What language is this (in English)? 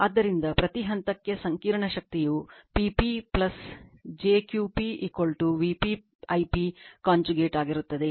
Kannada